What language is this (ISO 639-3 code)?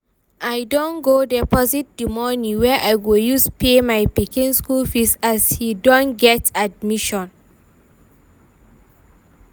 pcm